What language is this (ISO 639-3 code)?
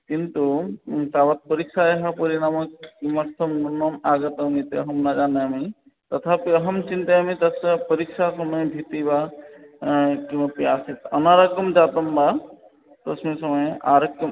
san